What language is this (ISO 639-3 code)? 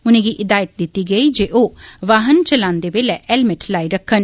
doi